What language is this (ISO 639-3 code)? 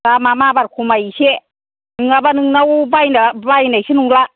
brx